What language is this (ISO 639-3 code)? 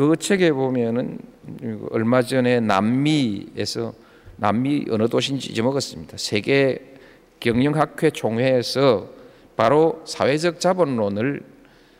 kor